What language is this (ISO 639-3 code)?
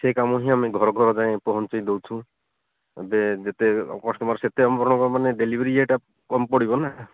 ori